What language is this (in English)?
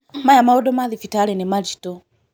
Kikuyu